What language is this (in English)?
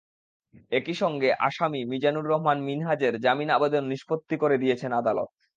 Bangla